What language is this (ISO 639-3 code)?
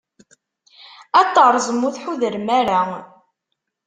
kab